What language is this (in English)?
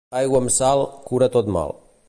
Catalan